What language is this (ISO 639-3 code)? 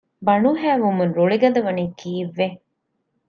div